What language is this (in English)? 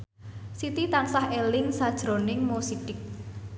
Javanese